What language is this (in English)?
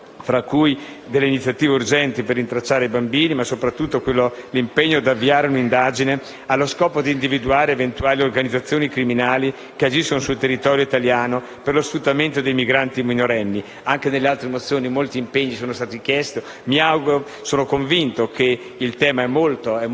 Italian